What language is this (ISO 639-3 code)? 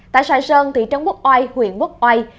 vie